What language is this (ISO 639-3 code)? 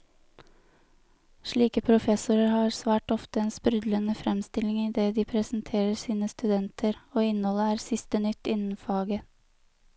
nor